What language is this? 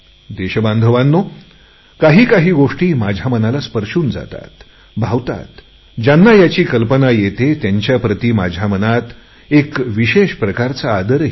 Marathi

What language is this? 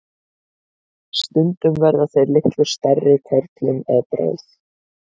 Icelandic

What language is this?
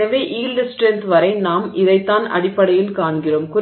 Tamil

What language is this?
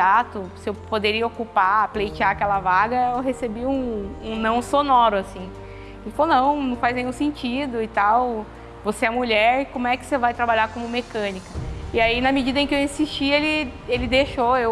Portuguese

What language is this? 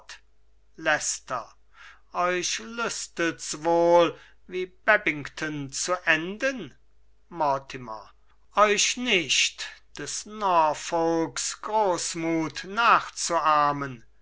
German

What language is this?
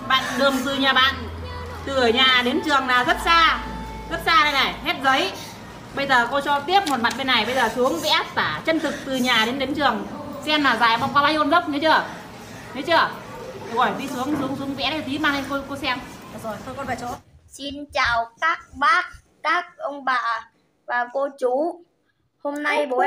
Vietnamese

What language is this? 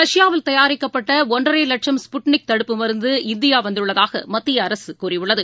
Tamil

